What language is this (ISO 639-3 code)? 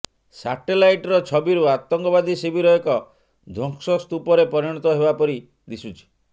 ori